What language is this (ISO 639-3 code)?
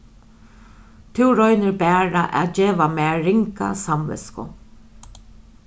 fao